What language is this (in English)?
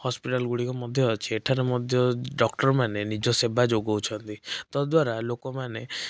Odia